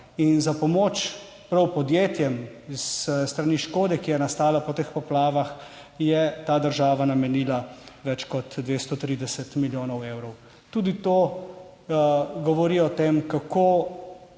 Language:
Slovenian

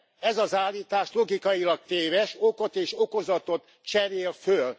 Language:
Hungarian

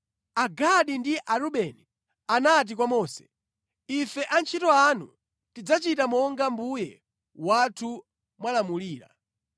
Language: Nyanja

